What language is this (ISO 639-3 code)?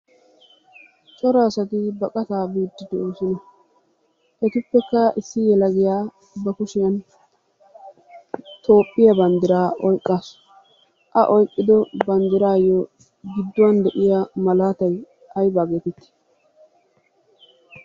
wal